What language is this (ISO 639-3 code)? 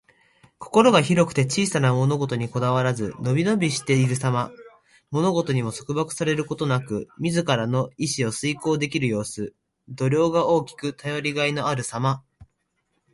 jpn